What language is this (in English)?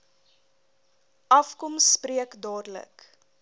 Afrikaans